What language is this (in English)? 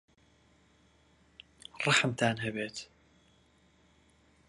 Central Kurdish